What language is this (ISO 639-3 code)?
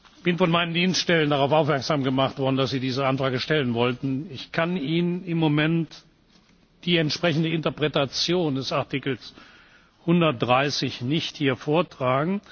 deu